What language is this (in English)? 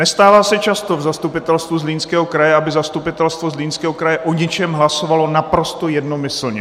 Czech